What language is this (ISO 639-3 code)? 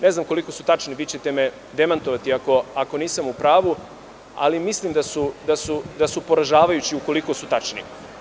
srp